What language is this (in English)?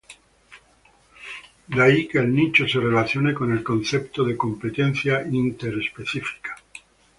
Spanish